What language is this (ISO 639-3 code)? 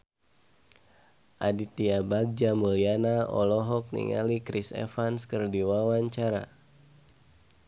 sun